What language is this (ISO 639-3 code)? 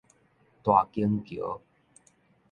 nan